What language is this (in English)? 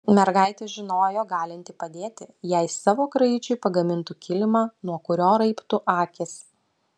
Lithuanian